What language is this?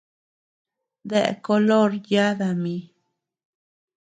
Tepeuxila Cuicatec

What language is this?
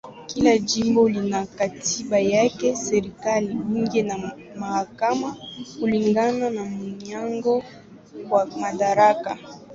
Swahili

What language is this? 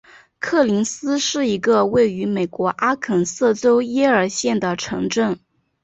Chinese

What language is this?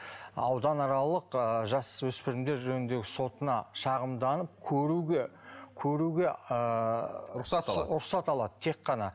Kazakh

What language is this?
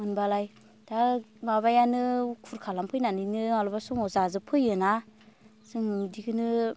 Bodo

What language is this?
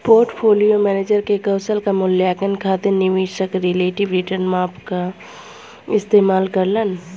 Bhojpuri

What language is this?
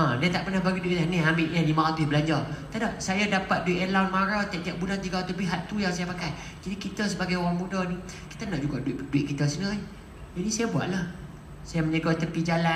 Malay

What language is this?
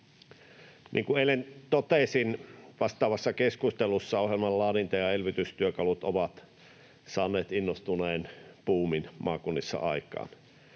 Finnish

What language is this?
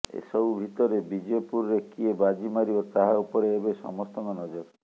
Odia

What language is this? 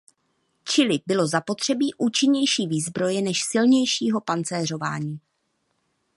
Czech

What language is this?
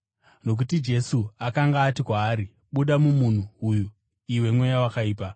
Shona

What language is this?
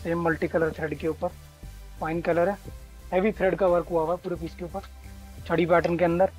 Hindi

